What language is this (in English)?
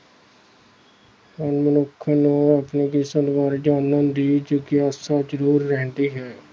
Punjabi